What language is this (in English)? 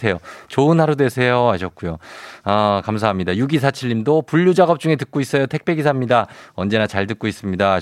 Korean